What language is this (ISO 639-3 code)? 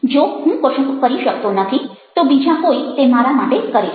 guj